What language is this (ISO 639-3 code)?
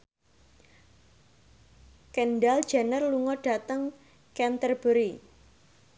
jav